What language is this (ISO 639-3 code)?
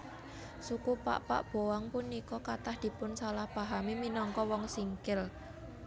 jav